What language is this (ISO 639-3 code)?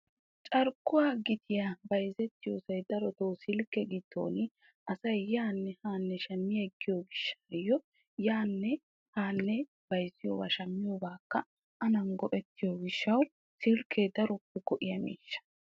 wal